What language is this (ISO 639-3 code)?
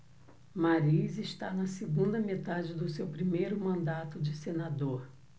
por